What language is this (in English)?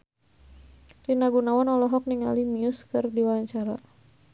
Sundanese